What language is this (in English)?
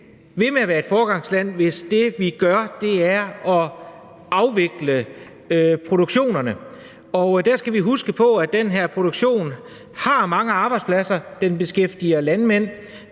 Danish